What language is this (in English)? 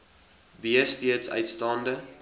Afrikaans